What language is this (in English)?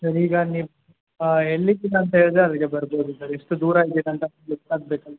Kannada